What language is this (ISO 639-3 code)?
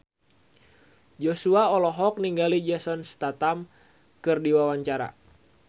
sun